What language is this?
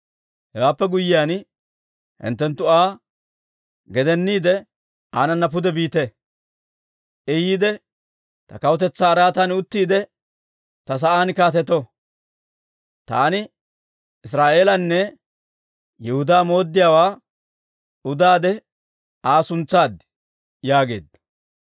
Dawro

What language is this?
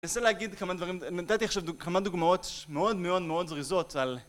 Hebrew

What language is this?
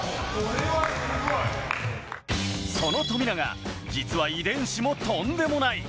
Japanese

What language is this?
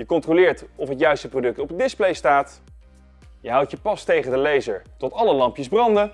Dutch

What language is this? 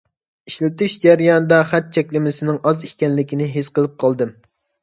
Uyghur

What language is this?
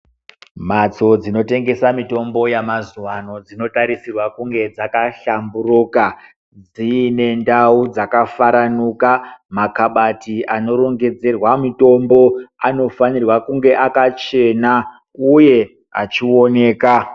Ndau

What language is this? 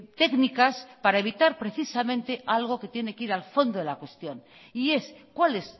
Spanish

